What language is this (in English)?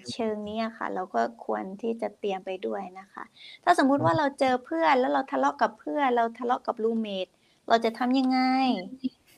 Thai